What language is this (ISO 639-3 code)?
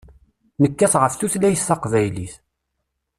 kab